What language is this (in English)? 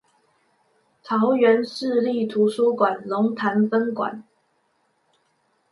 Chinese